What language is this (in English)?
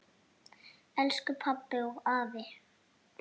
Icelandic